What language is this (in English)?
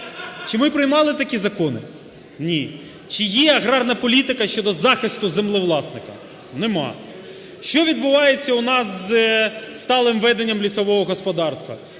Ukrainian